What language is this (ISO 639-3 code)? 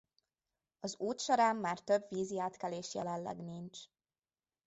hun